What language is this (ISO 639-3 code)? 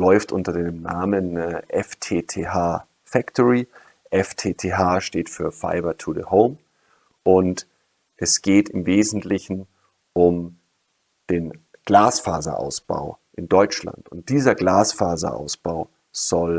deu